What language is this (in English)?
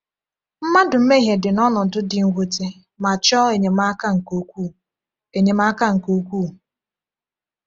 Igbo